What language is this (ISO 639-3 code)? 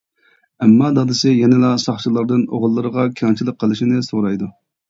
uig